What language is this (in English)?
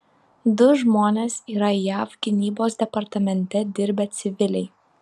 Lithuanian